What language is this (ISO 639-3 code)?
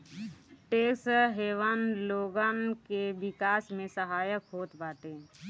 bho